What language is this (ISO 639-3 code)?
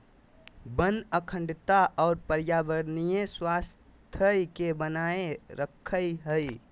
mag